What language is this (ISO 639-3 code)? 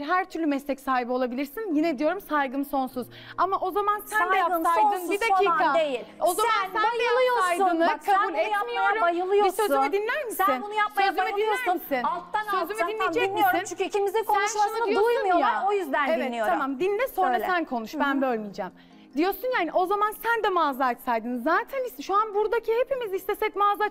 tur